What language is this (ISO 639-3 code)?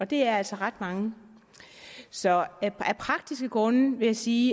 dan